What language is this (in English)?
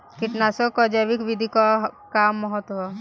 Bhojpuri